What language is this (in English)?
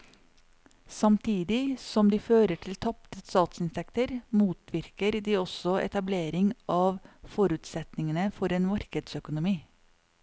Norwegian